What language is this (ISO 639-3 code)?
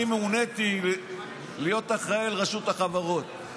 heb